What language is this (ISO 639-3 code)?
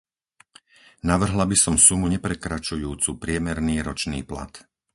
slk